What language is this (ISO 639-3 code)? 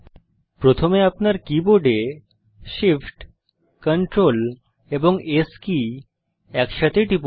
ben